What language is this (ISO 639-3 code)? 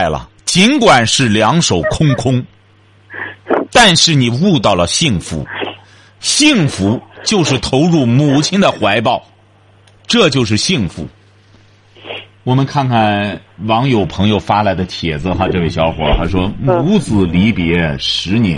zho